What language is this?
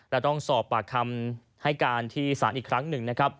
Thai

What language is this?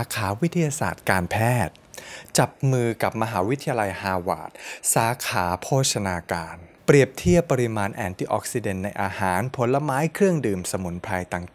Thai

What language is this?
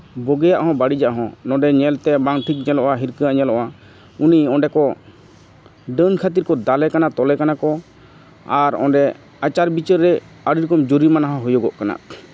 Santali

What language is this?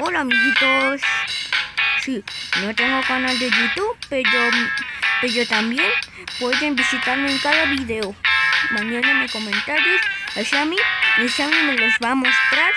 Spanish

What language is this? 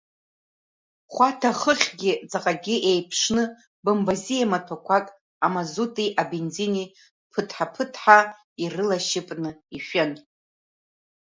Abkhazian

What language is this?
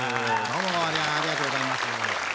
Japanese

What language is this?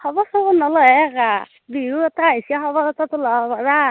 Assamese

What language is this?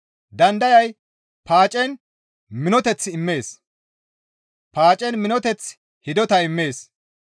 Gamo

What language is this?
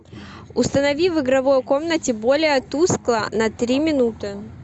Russian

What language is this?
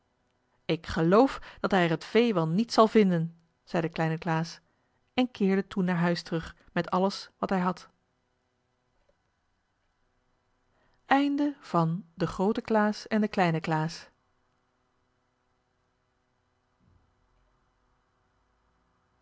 Dutch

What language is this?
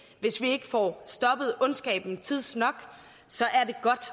Danish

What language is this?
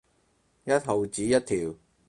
Cantonese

